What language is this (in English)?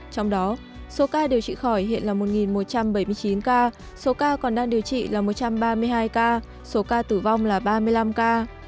Vietnamese